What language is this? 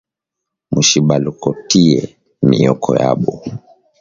Swahili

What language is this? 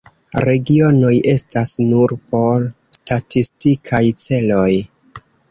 Esperanto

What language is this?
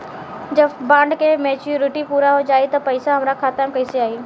Bhojpuri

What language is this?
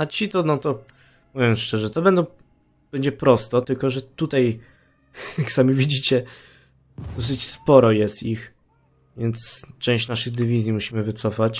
Polish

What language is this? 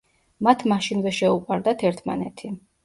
Georgian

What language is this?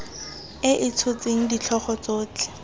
Tswana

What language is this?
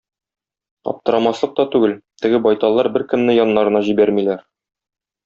Tatar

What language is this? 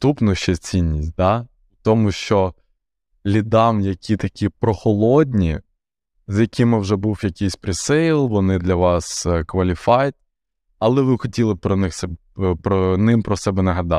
Ukrainian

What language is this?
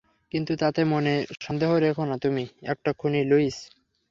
Bangla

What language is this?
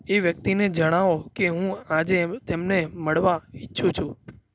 Gujarati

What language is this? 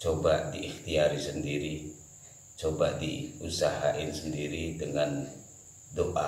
Indonesian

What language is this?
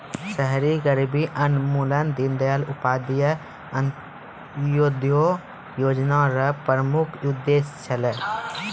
Maithili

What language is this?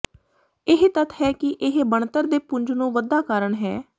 Punjabi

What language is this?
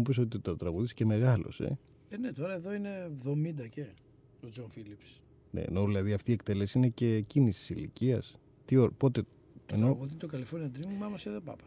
Greek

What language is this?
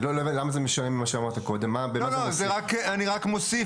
Hebrew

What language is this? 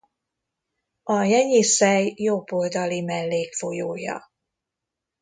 Hungarian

